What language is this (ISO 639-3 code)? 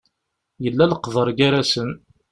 kab